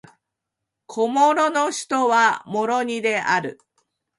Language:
Japanese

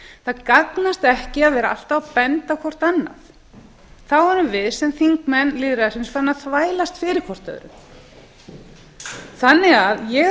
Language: Icelandic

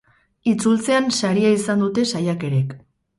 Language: Basque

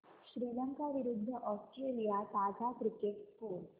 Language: Marathi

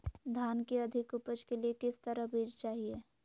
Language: Magahi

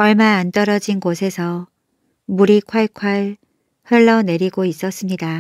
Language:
Korean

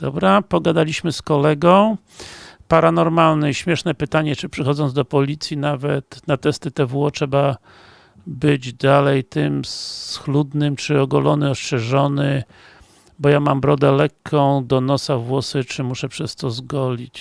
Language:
Polish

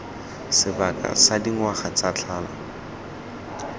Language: Tswana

